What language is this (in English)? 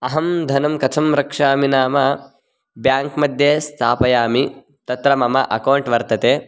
Sanskrit